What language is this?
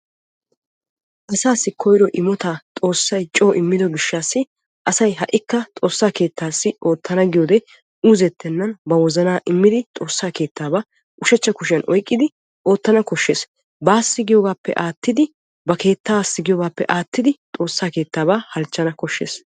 Wolaytta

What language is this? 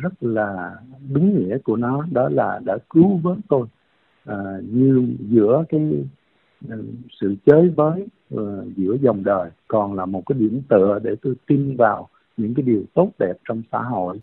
Vietnamese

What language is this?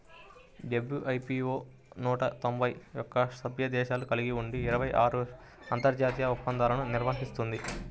Telugu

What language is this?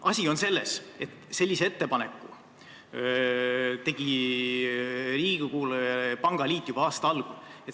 Estonian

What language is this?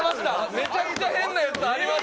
Japanese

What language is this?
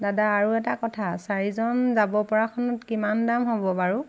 Assamese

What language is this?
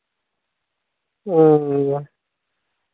Santali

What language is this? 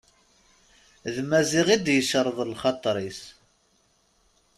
Kabyle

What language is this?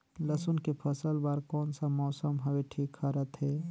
Chhattisgarhi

